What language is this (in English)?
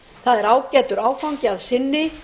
Icelandic